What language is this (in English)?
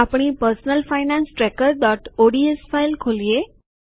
Gujarati